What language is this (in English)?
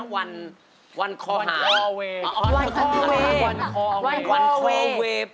Thai